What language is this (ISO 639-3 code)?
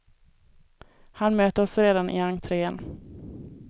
swe